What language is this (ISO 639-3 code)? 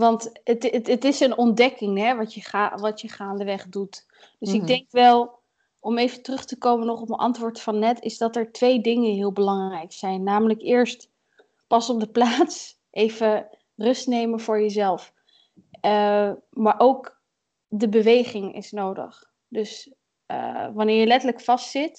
nld